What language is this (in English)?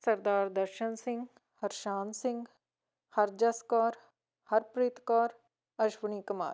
Punjabi